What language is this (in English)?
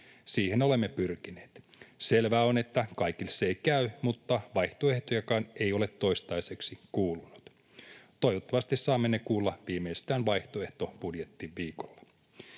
Finnish